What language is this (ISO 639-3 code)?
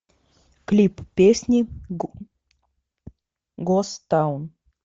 rus